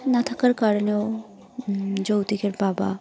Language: Bangla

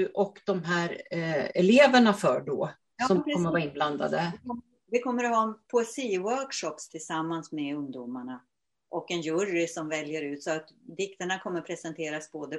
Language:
Swedish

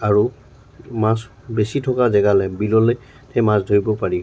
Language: Assamese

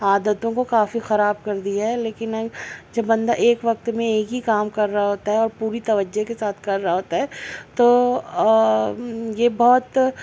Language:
Urdu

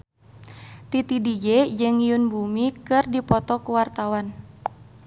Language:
Sundanese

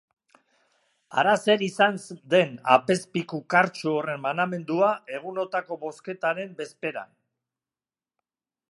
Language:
Basque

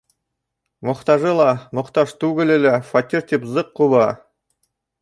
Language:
Bashkir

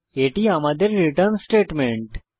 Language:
Bangla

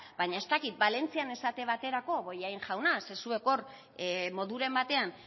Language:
Basque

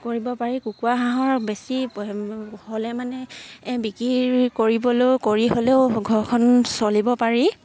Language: Assamese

